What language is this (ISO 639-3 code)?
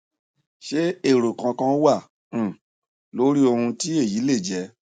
yor